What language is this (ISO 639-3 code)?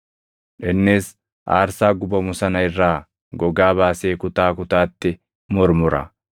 orm